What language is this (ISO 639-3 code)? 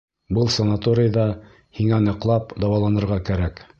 bak